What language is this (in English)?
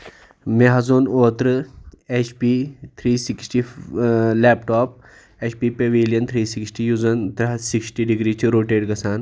Kashmiri